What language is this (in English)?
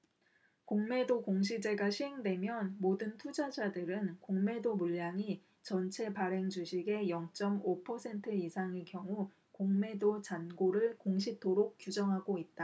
Korean